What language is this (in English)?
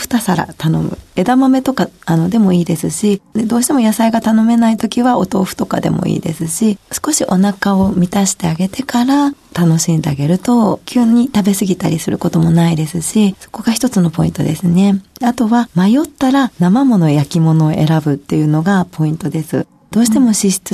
Japanese